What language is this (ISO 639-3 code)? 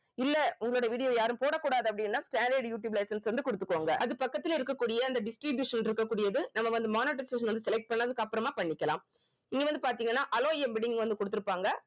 tam